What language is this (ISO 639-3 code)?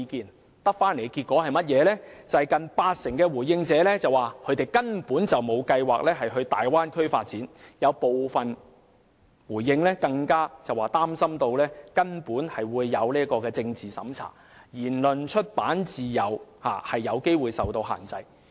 yue